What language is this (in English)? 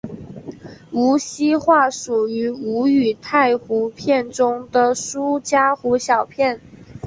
Chinese